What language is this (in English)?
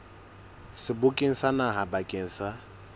Southern Sotho